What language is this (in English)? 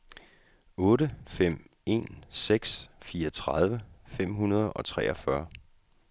Danish